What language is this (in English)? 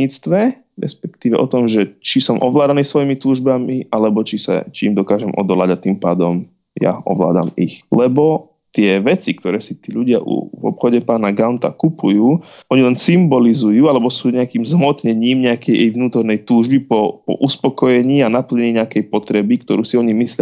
Slovak